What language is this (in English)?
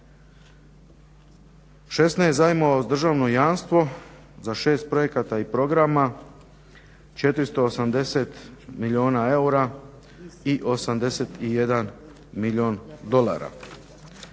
Croatian